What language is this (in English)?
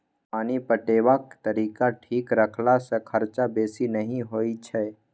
Maithili